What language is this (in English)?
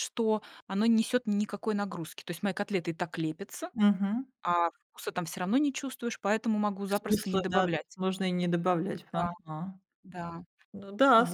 Russian